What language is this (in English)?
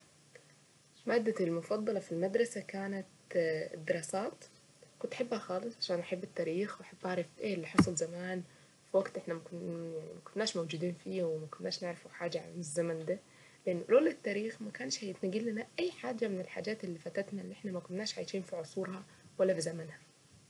Saidi Arabic